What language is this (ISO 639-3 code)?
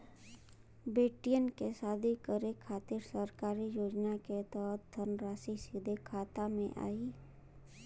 bho